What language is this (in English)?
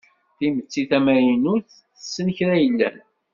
Kabyle